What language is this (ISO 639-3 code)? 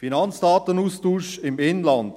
gsw